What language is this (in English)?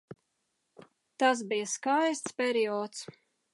Latvian